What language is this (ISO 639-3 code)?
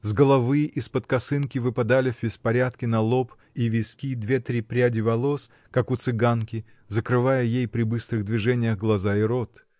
rus